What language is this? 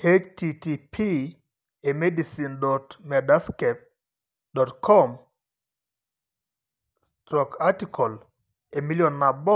Masai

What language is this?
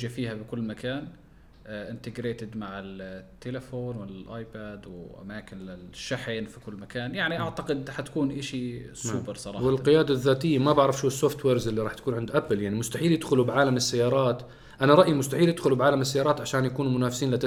Arabic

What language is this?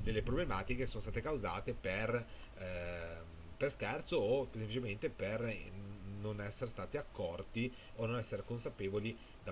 Italian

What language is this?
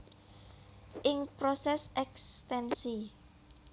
Javanese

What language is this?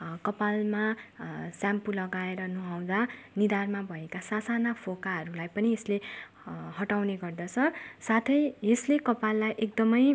Nepali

